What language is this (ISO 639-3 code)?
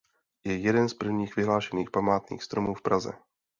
ces